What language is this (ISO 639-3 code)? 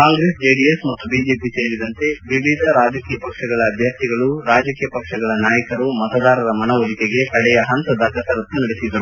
kan